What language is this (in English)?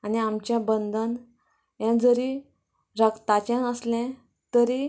Konkani